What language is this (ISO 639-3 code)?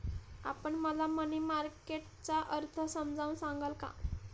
mar